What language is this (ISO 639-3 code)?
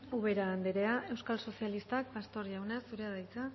eus